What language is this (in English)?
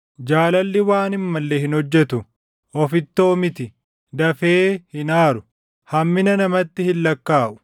Oromo